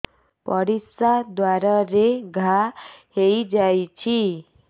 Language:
Odia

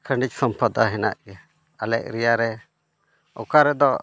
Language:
Santali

